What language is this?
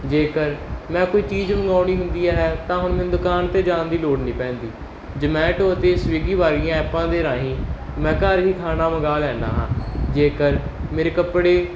Punjabi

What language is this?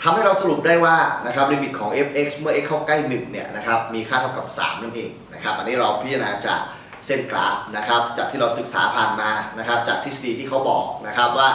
Thai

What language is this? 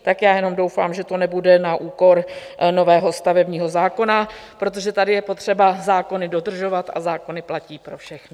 Czech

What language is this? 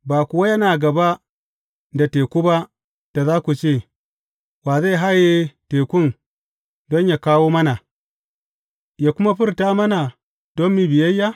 Hausa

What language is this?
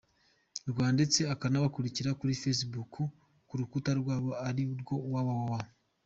Kinyarwanda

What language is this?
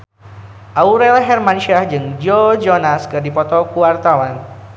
Sundanese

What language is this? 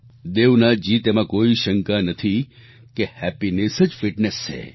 Gujarati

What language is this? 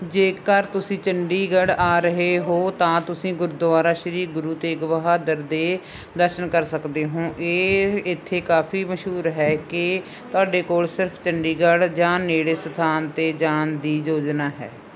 Punjabi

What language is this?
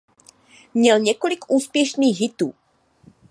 Czech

